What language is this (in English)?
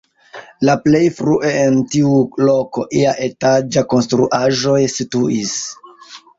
Esperanto